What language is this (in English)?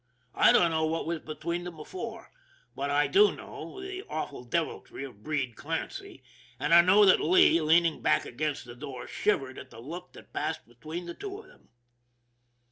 English